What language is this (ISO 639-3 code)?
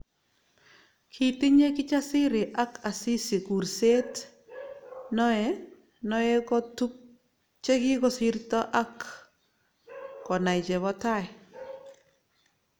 kln